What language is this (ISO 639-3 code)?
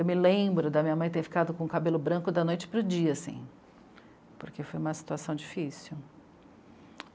por